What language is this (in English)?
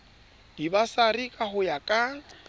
Southern Sotho